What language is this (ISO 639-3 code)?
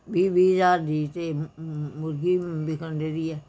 pan